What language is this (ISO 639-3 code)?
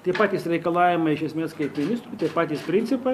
lit